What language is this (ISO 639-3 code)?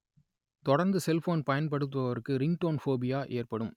tam